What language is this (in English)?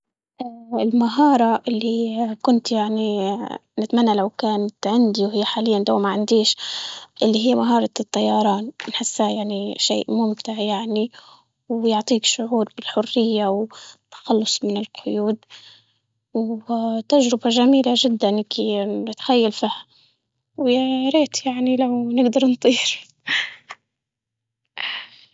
Libyan Arabic